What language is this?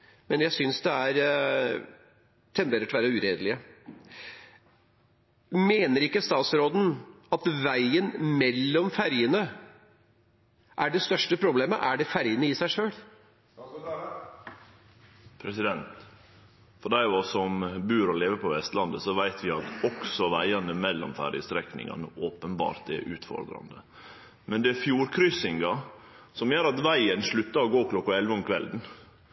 Norwegian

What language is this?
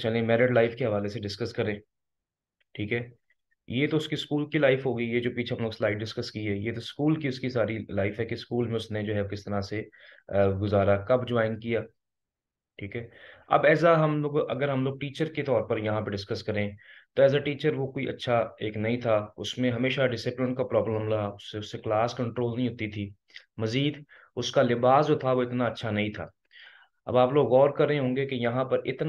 Hindi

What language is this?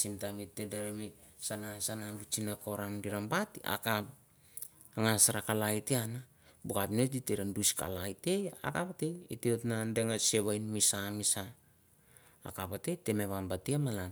Mandara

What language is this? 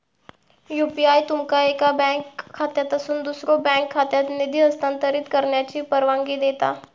Marathi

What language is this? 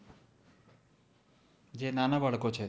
Gujarati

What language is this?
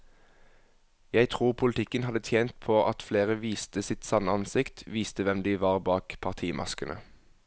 Norwegian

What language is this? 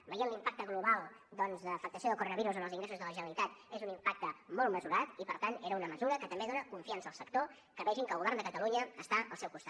Catalan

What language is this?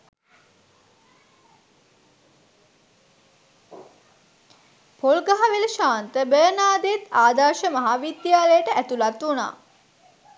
Sinhala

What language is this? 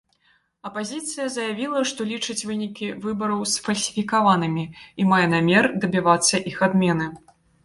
Belarusian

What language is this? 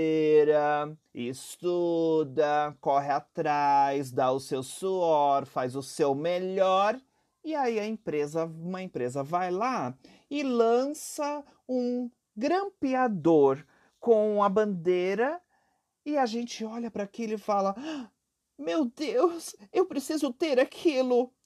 Portuguese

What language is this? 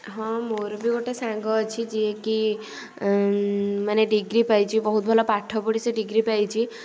Odia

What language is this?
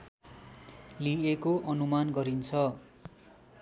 Nepali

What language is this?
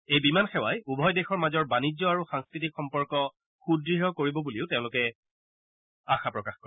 Assamese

